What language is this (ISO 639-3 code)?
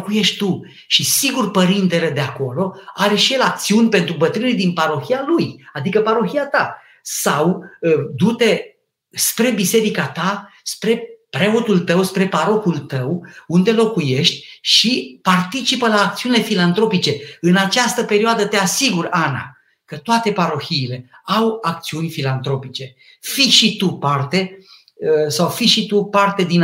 ron